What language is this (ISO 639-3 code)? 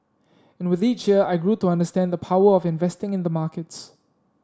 eng